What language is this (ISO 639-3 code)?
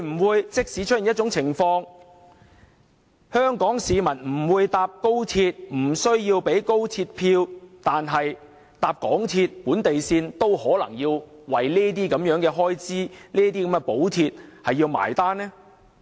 yue